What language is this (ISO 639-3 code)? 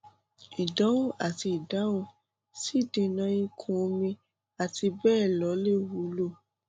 yor